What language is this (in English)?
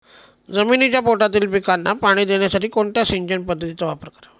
Marathi